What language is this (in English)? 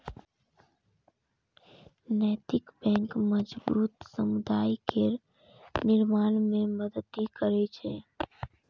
Maithili